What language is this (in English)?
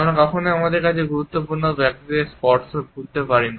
Bangla